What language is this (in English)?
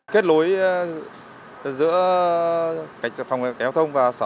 Vietnamese